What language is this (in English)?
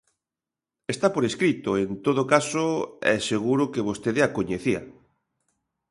Galician